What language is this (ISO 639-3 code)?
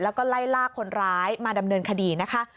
tha